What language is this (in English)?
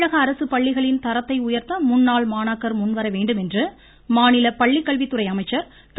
Tamil